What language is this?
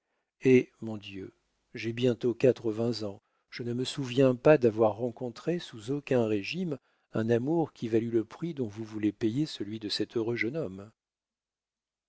French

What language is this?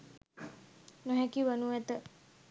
Sinhala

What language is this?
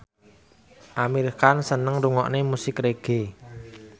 Javanese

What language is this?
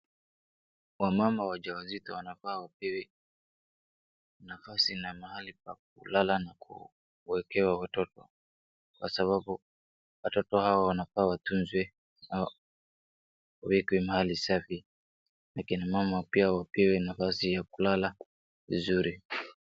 Swahili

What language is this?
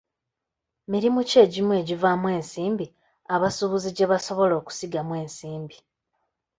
Ganda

